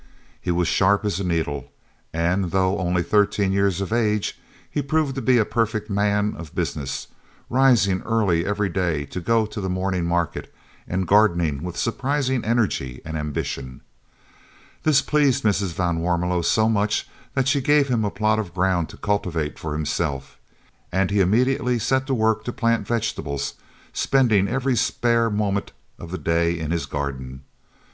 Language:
English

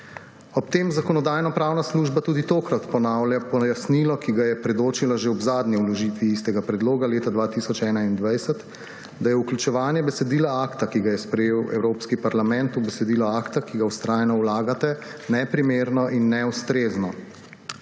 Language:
Slovenian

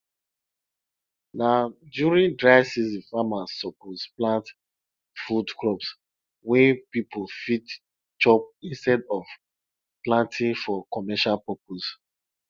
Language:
Nigerian Pidgin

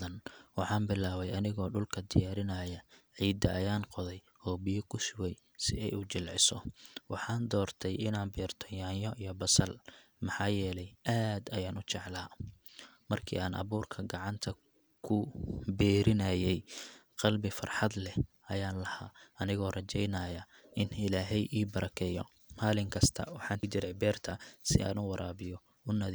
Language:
Somali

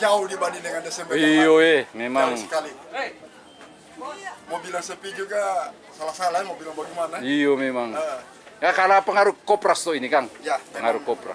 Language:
Indonesian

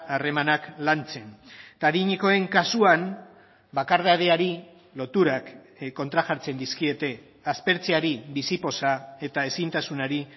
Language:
Basque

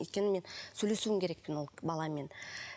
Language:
Kazakh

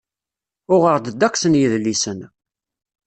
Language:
Kabyle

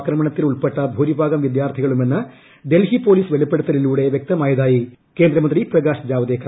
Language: Malayalam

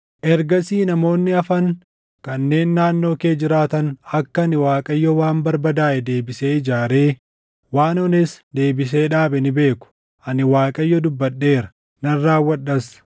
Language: Oromo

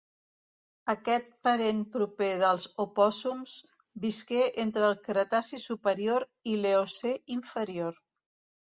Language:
Catalan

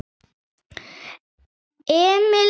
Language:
Icelandic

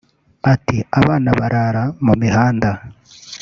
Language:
Kinyarwanda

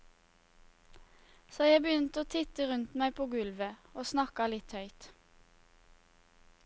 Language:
Norwegian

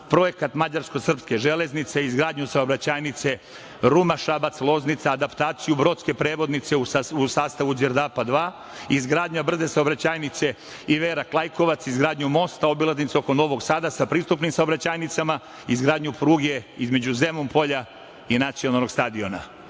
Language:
Serbian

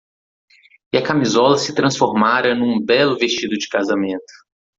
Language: Portuguese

